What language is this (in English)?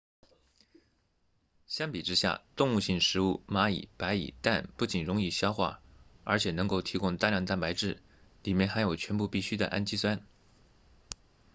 Chinese